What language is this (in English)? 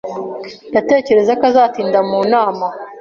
Kinyarwanda